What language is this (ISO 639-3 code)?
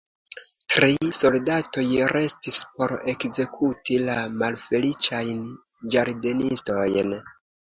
epo